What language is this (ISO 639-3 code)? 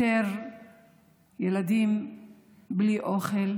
heb